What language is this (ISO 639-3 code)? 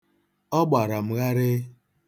ibo